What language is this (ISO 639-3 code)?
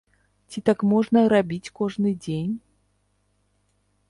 bel